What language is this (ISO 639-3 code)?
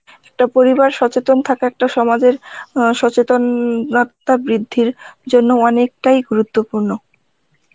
ben